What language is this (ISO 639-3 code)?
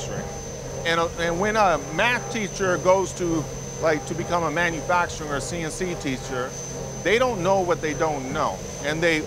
eng